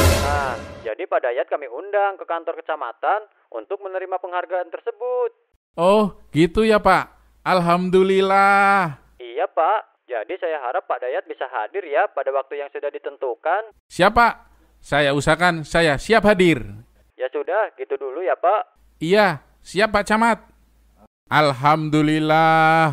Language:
Indonesian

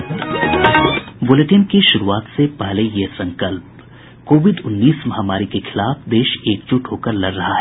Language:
Hindi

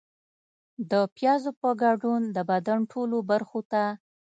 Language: Pashto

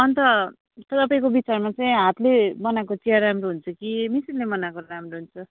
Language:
Nepali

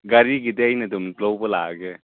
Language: Manipuri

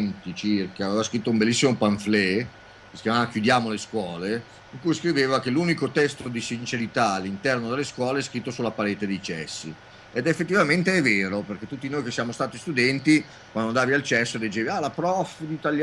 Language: Italian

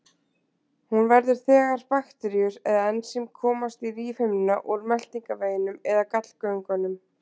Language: Icelandic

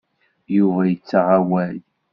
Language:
Kabyle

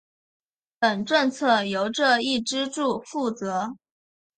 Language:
Chinese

